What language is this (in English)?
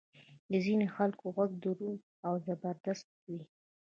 Pashto